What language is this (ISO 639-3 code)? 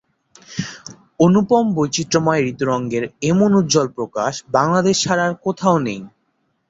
ben